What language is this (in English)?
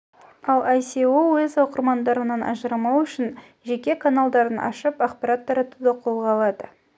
Kazakh